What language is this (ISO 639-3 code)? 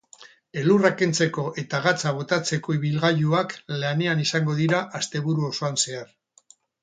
eus